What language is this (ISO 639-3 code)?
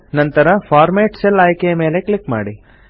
kan